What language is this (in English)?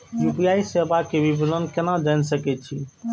Maithili